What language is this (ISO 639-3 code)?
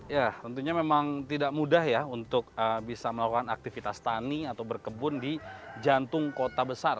ind